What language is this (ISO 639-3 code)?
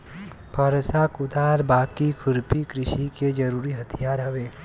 bho